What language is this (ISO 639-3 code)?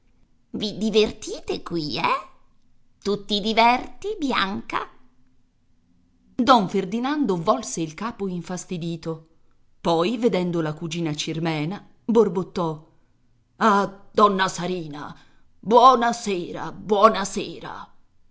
ita